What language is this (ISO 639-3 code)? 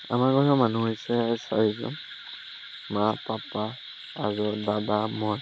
asm